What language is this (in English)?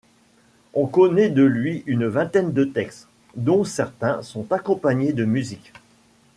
French